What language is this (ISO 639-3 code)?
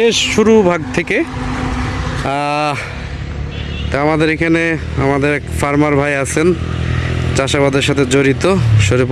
ben